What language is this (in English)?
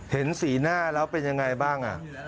Thai